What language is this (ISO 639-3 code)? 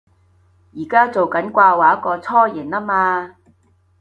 yue